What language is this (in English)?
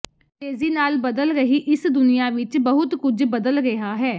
Punjabi